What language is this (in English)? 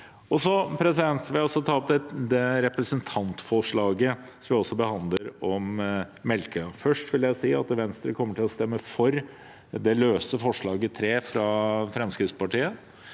Norwegian